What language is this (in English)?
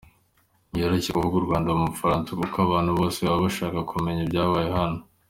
Kinyarwanda